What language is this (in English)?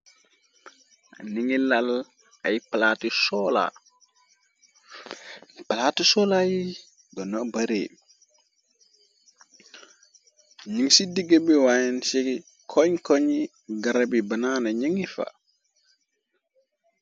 Wolof